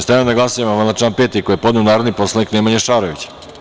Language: Serbian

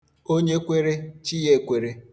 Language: Igbo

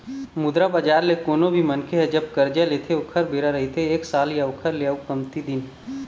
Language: Chhattisgarhi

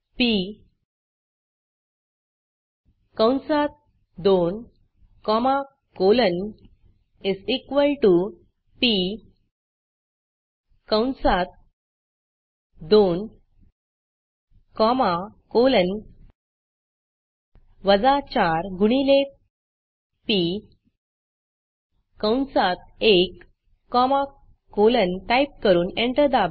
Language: Marathi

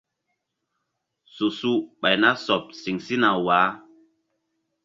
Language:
Mbum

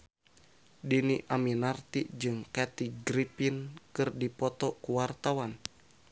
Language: Sundanese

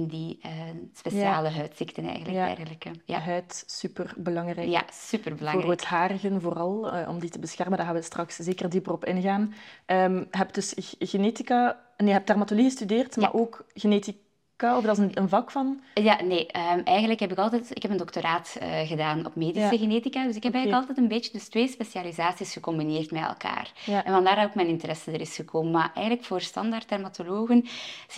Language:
Dutch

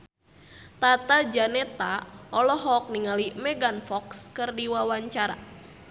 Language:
Sundanese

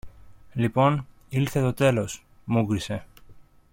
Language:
Greek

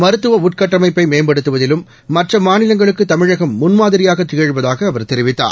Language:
Tamil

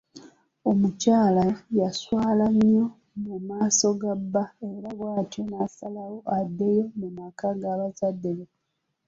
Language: Ganda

